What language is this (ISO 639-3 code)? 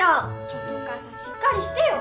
jpn